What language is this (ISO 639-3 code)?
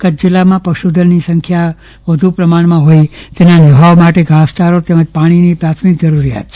guj